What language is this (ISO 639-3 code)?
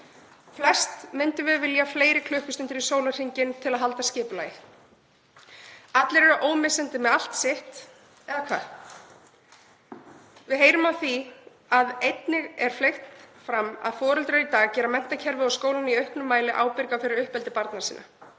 isl